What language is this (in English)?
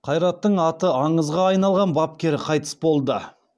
Kazakh